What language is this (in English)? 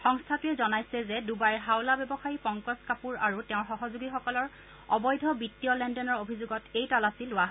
Assamese